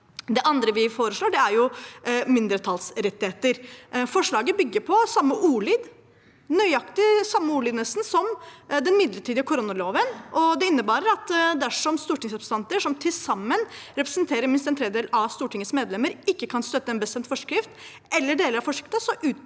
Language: Norwegian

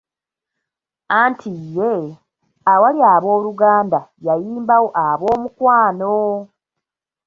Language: Ganda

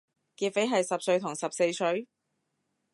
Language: Cantonese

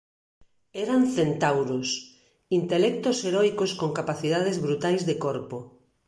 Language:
Galician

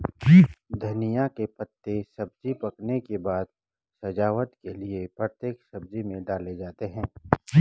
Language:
Hindi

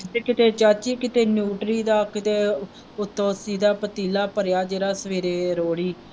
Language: Punjabi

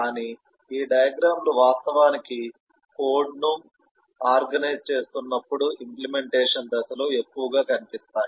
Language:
Telugu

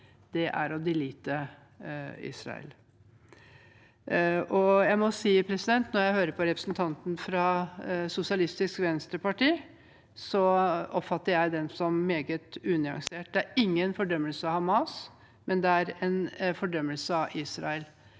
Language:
Norwegian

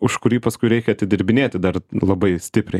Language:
Lithuanian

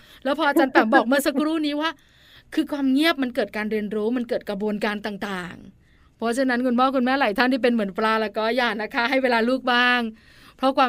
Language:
Thai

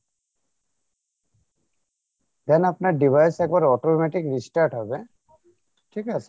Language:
Bangla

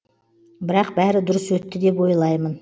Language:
Kazakh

